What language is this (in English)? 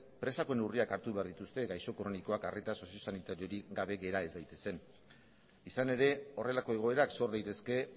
Basque